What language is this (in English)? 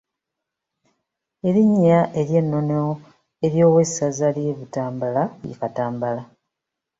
Ganda